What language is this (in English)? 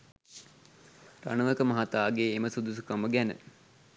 Sinhala